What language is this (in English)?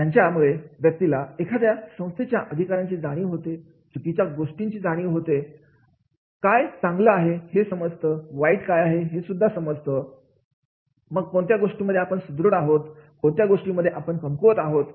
Marathi